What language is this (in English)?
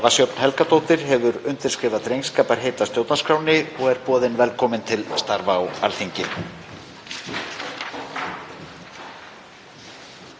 Icelandic